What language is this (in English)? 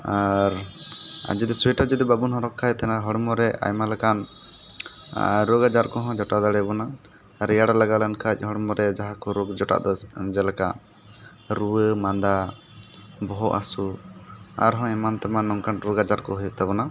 Santali